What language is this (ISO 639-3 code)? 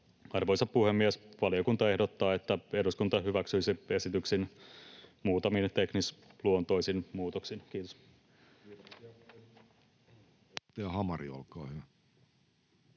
fin